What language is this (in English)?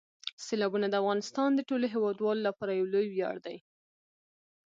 Pashto